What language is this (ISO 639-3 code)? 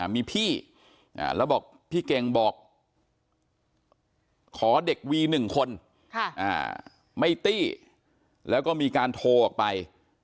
tha